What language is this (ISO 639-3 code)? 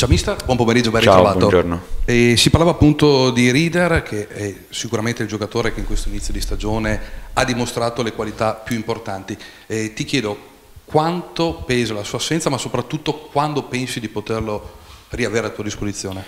ita